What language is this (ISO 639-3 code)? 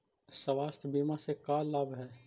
mag